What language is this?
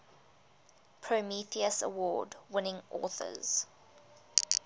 English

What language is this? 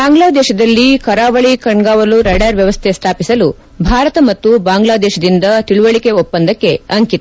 Kannada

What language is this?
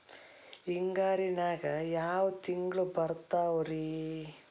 Kannada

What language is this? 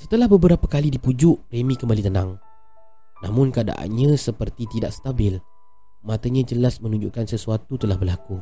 Malay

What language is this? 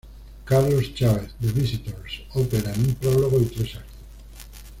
Spanish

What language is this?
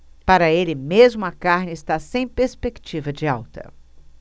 Portuguese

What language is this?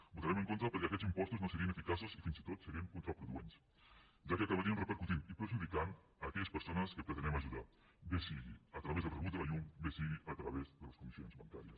Catalan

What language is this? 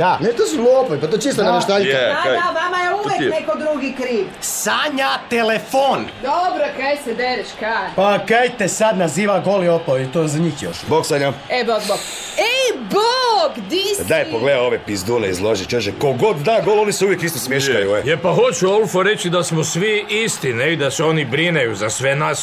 Croatian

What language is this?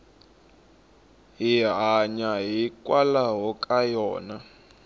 Tsonga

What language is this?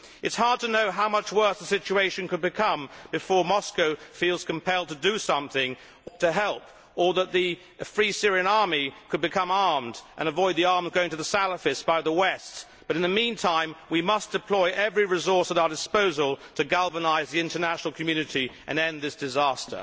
English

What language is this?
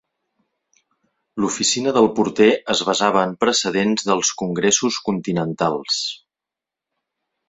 Catalan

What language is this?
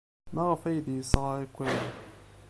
Kabyle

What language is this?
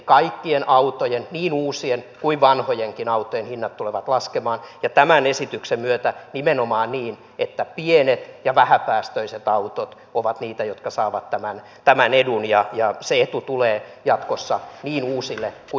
Finnish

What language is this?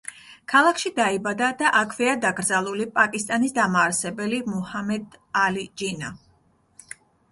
Georgian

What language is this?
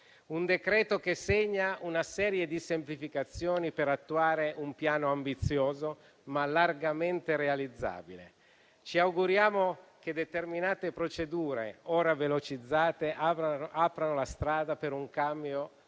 Italian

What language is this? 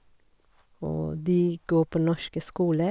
Norwegian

